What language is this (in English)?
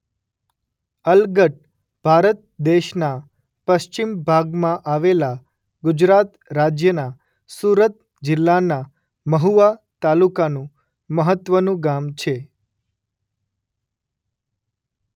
Gujarati